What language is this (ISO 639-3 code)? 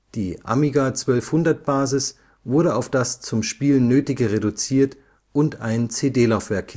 deu